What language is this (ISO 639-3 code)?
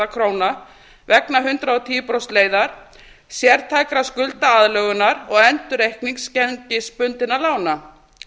isl